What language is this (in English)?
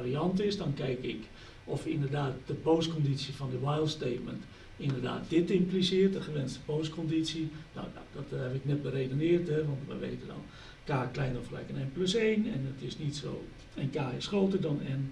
Dutch